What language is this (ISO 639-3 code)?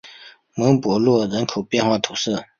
zho